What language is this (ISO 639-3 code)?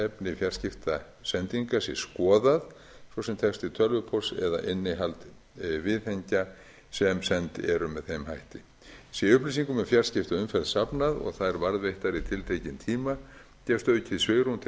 isl